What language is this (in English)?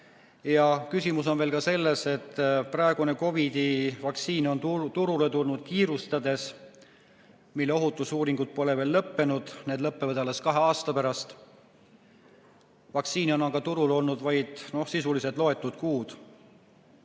Estonian